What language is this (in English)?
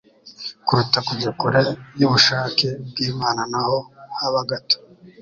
Kinyarwanda